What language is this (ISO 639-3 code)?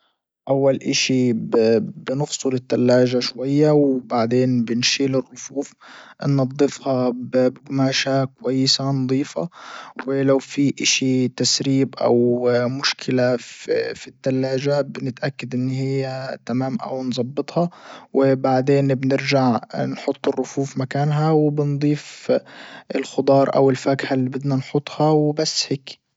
ayl